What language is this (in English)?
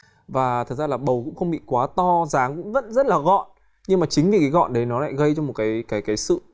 Vietnamese